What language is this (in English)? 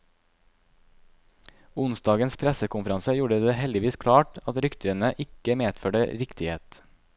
Norwegian